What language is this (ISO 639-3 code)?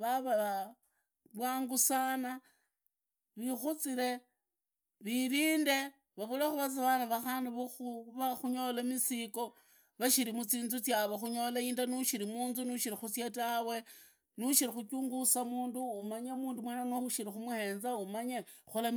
ida